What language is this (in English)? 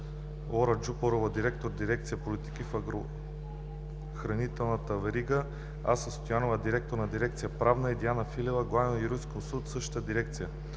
Bulgarian